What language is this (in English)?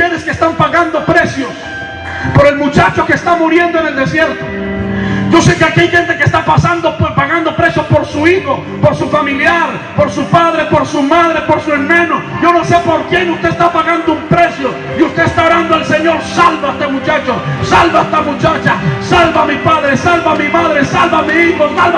Spanish